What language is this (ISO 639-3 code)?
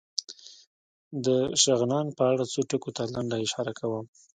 pus